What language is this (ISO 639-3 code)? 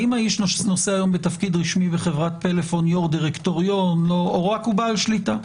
heb